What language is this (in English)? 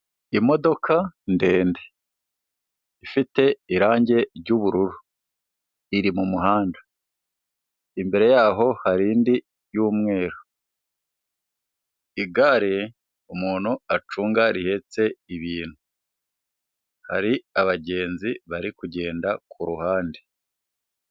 Kinyarwanda